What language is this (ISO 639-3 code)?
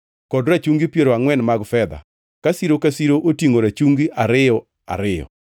luo